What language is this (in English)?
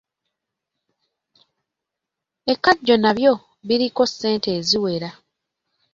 Ganda